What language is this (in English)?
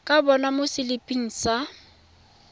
Tswana